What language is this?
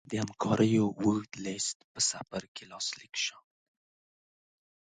Pashto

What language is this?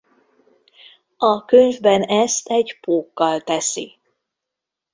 Hungarian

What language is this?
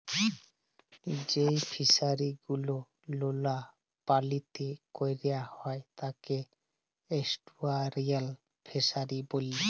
Bangla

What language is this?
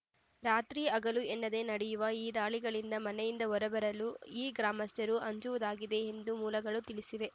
Kannada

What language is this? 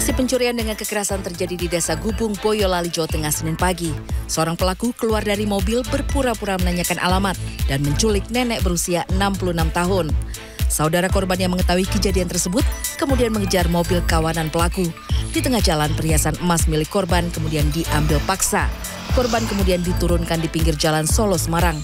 Indonesian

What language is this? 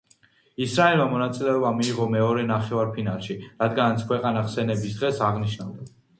Georgian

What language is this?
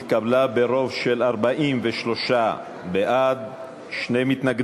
Hebrew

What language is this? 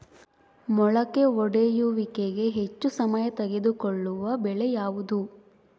Kannada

